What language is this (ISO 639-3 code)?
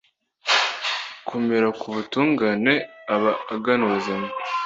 kin